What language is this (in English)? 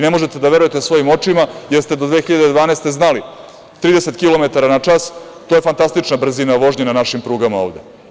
Serbian